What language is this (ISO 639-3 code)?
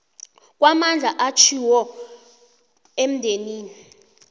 nbl